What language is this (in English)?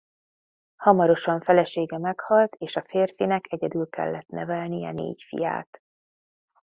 Hungarian